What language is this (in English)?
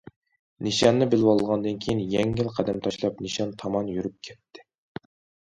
Uyghur